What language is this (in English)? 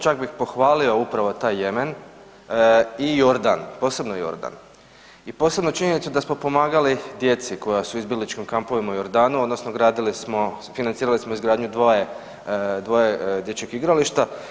Croatian